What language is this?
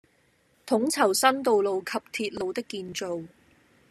Cantonese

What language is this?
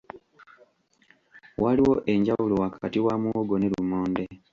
Ganda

